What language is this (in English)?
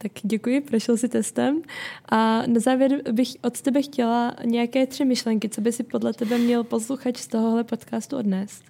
Czech